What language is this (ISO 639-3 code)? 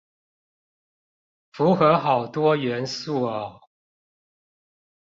zho